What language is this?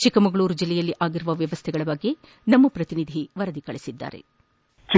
Kannada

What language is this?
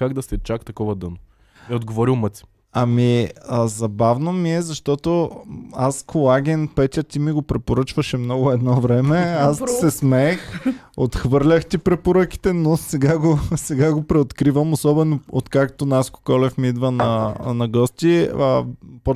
Bulgarian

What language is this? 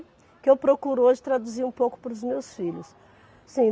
Portuguese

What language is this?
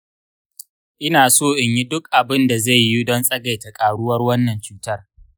Hausa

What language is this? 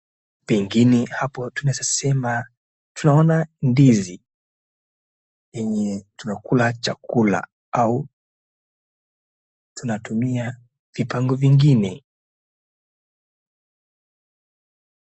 Swahili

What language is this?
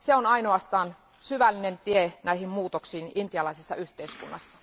Finnish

